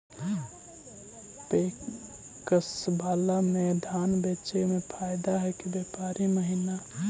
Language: Magahi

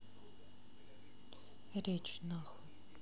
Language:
Russian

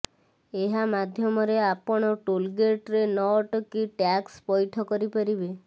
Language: Odia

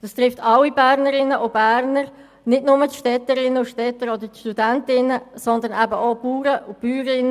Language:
Swiss German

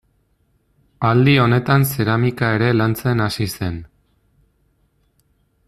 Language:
Basque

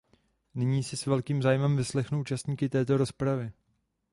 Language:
Czech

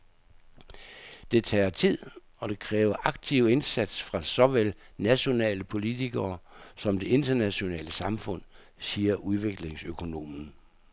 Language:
Danish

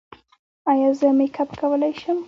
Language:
Pashto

